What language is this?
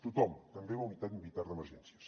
Catalan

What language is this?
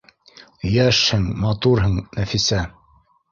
Bashkir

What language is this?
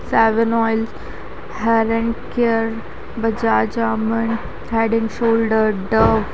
Hindi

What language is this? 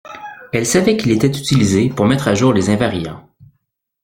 French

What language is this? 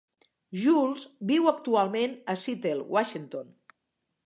Catalan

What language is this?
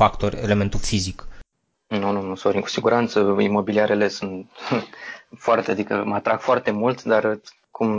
Romanian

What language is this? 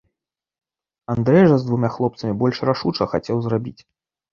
Belarusian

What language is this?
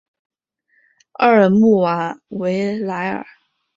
Chinese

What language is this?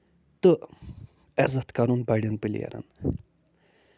Kashmiri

